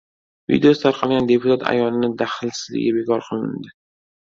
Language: Uzbek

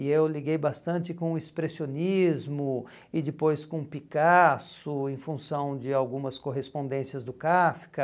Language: Portuguese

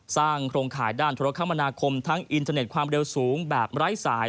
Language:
Thai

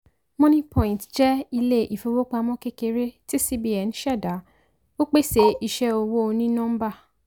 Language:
Yoruba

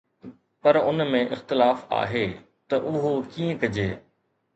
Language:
Sindhi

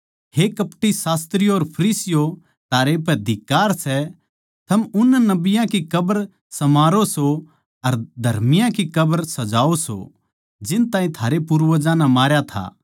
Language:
Haryanvi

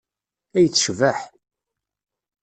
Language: Kabyle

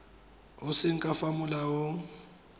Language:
Tswana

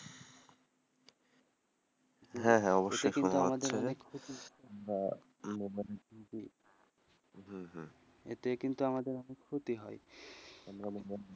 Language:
Bangla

